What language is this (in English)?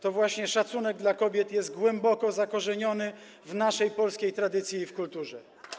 Polish